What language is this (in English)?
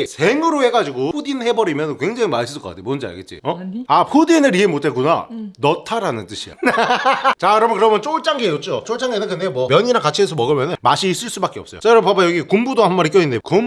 Korean